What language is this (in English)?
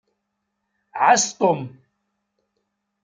Kabyle